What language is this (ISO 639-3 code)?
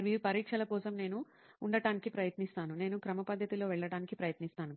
tel